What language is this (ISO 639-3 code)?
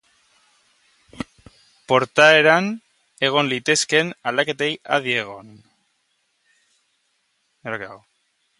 eus